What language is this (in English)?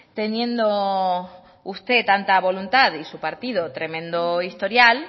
Spanish